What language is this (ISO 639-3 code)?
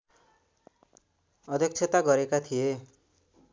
nep